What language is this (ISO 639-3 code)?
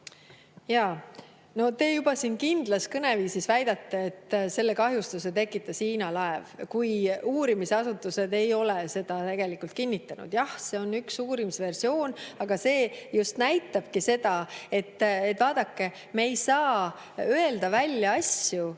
est